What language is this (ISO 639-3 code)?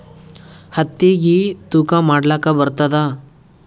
kan